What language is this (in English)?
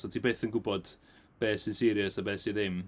Welsh